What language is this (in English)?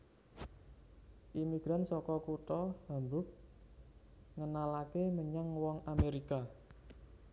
Javanese